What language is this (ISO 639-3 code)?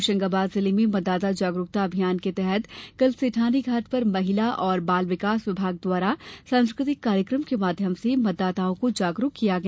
hin